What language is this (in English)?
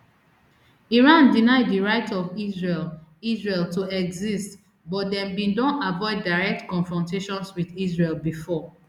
Nigerian Pidgin